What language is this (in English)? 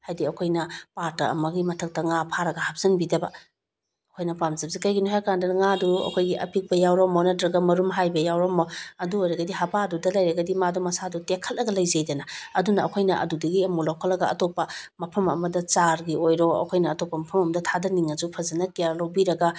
Manipuri